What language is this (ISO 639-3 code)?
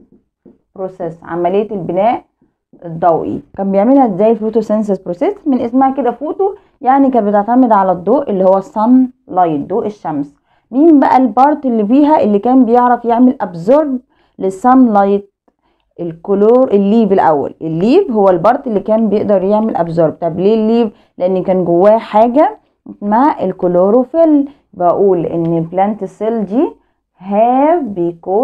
ara